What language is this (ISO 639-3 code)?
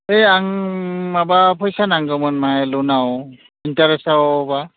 brx